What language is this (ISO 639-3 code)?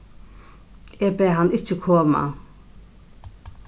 fao